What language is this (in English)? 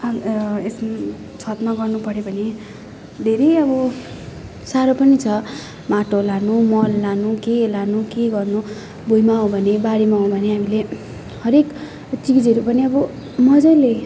Nepali